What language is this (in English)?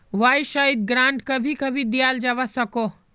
Magahi